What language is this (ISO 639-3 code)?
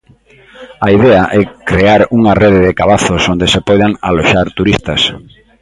glg